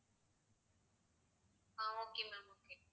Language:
Tamil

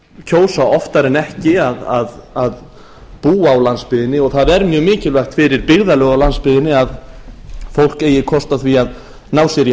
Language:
Icelandic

